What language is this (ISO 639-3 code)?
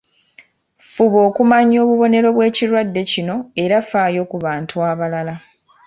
lug